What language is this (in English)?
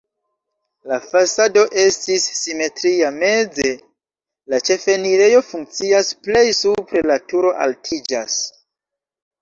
Esperanto